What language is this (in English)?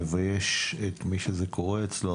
Hebrew